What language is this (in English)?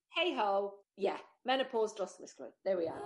Welsh